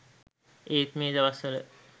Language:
Sinhala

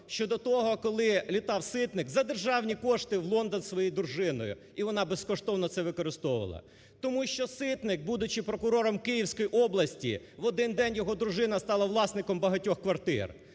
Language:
Ukrainian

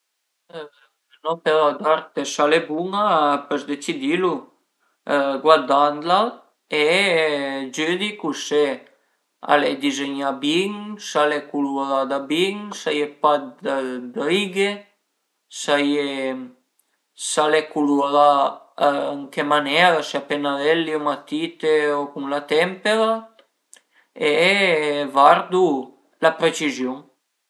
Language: Piedmontese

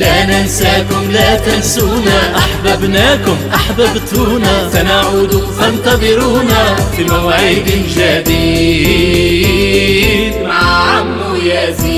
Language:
Arabic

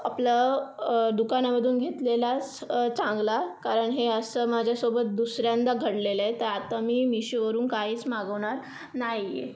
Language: Marathi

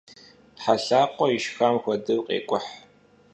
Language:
Kabardian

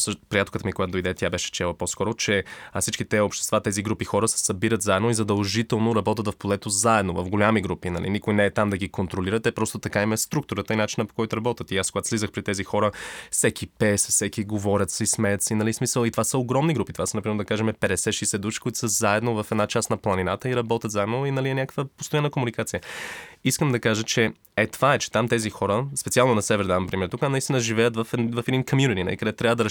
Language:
Bulgarian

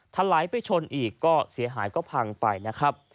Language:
Thai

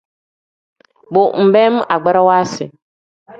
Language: Tem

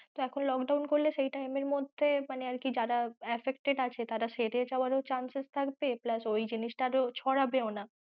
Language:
Bangla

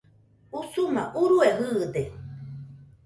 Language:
Nüpode Huitoto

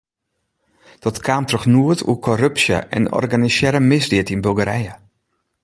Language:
Western Frisian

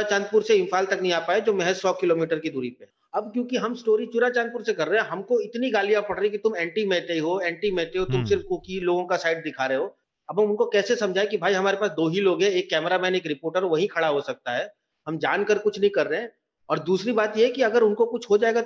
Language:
Hindi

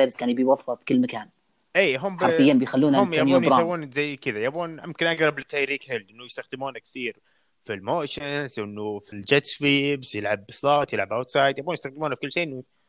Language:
Arabic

